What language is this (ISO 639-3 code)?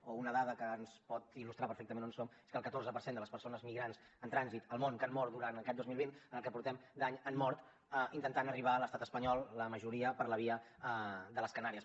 cat